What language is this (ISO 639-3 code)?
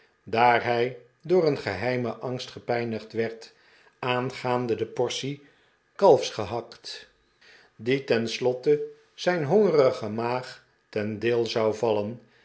nld